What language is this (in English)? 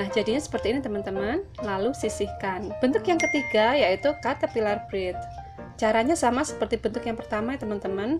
Indonesian